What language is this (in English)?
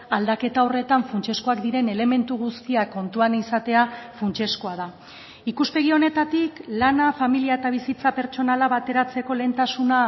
Basque